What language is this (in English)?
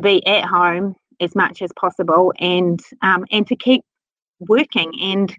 English